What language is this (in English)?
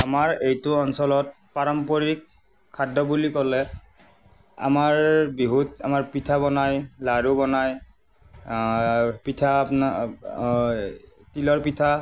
Assamese